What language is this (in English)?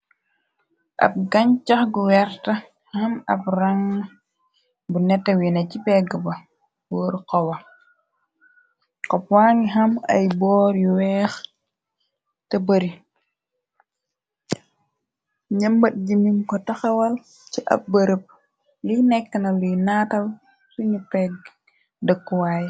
Wolof